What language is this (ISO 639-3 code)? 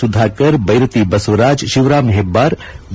kan